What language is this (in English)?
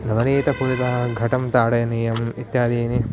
Sanskrit